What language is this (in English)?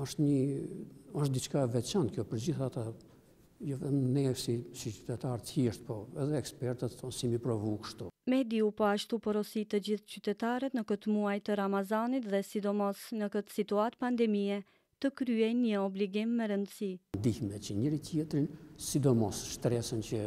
Romanian